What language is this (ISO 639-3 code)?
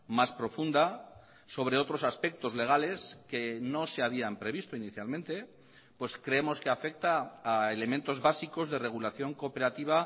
spa